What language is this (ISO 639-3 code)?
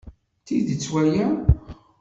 kab